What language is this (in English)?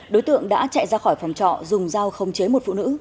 Vietnamese